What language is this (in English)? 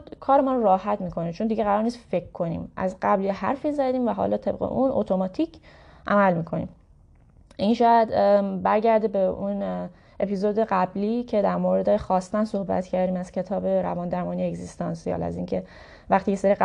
Persian